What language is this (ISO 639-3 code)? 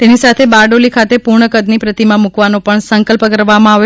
guj